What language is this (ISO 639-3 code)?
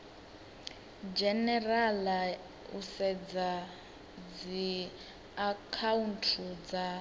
ven